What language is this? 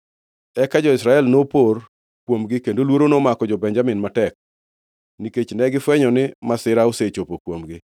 Luo (Kenya and Tanzania)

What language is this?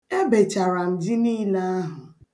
Igbo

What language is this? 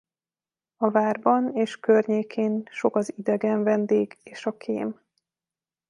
Hungarian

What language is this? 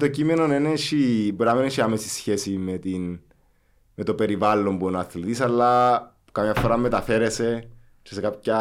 Greek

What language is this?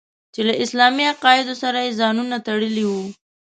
Pashto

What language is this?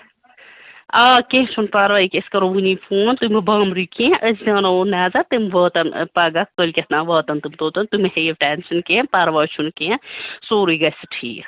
Kashmiri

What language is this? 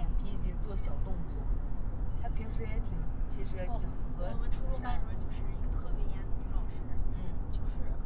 Chinese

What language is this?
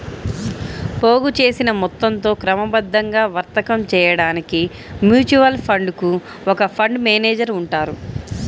Telugu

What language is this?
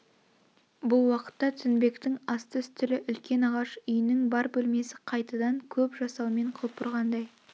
Kazakh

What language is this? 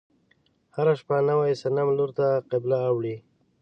Pashto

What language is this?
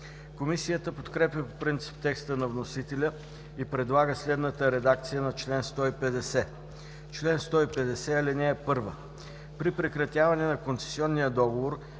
Bulgarian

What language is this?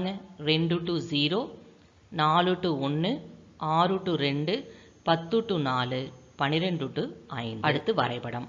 Tamil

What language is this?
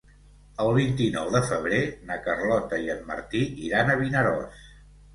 Catalan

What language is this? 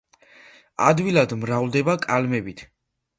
Georgian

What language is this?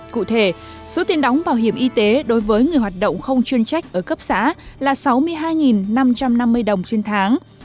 Vietnamese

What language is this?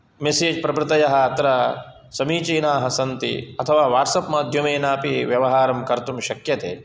Sanskrit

